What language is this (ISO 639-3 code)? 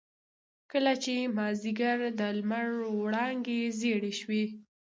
pus